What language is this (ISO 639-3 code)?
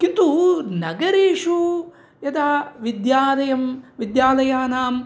san